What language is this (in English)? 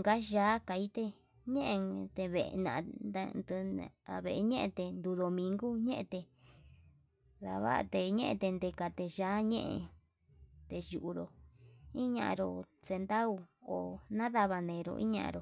Yutanduchi Mixtec